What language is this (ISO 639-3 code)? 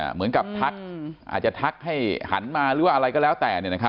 tha